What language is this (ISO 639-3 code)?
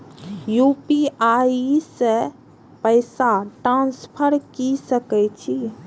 mai